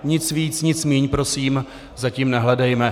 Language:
Czech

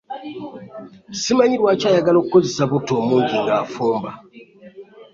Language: Ganda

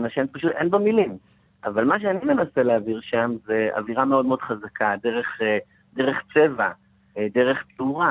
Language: Hebrew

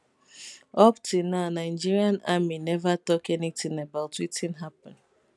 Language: Nigerian Pidgin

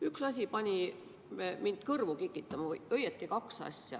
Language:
Estonian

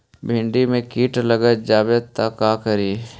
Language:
Magahi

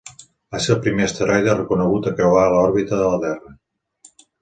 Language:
Catalan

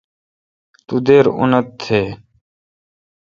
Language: Kalkoti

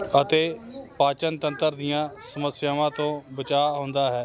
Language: Punjabi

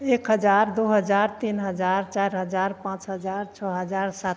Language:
Maithili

